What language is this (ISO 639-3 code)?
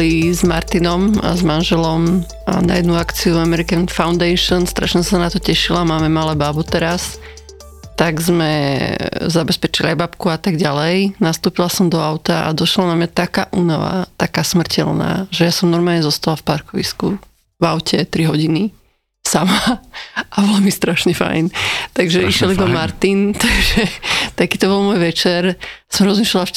slk